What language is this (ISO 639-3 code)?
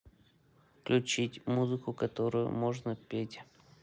rus